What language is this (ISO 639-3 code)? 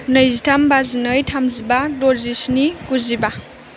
brx